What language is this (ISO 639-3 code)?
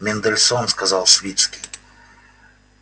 rus